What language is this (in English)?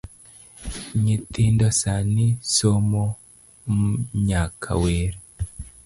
Luo (Kenya and Tanzania)